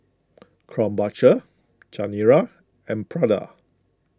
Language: English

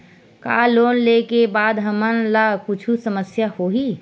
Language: Chhattisgarhi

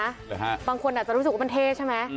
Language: Thai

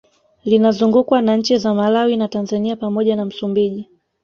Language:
Swahili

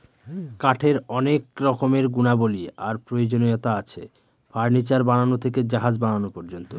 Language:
Bangla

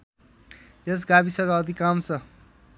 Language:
Nepali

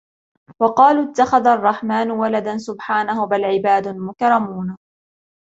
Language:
Arabic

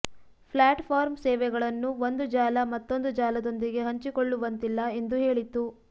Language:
Kannada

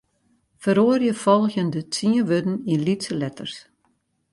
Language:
Western Frisian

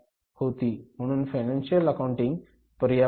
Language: Marathi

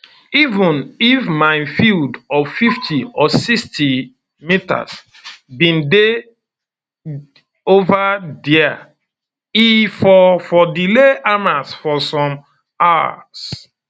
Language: Nigerian Pidgin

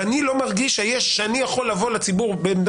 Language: Hebrew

